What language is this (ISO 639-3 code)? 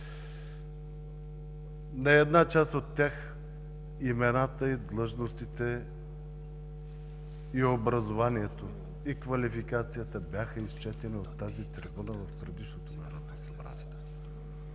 bul